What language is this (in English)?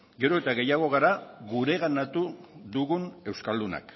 Basque